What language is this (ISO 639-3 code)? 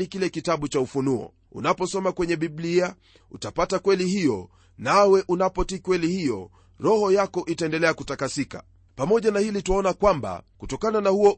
swa